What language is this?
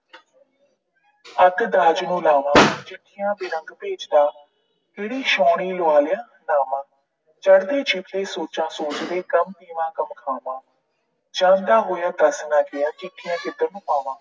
Punjabi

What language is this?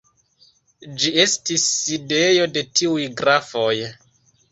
Esperanto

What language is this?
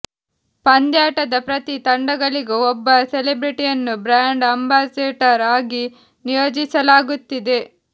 Kannada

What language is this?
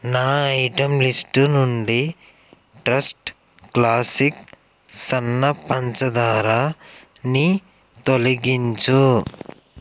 Telugu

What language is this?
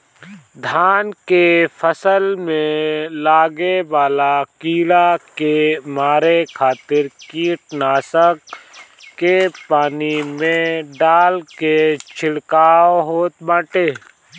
Bhojpuri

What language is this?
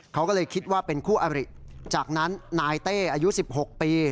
Thai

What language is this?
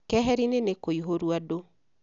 Kikuyu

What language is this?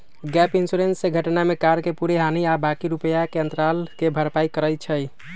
Magahi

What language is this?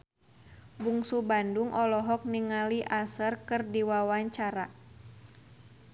Sundanese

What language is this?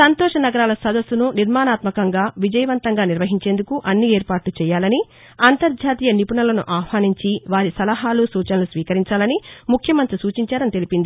Telugu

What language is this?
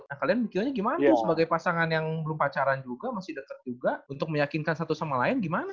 Indonesian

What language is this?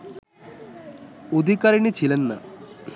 Bangla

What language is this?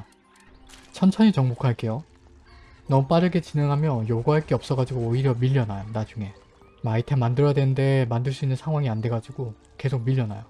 Korean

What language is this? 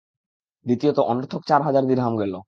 Bangla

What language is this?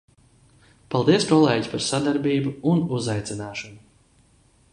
Latvian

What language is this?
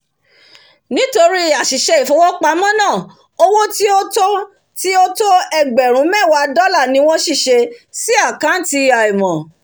Yoruba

